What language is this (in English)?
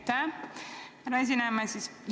Estonian